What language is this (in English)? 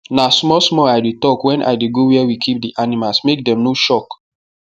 Nigerian Pidgin